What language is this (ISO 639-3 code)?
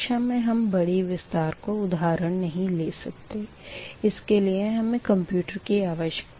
hin